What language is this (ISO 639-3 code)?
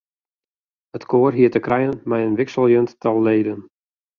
fry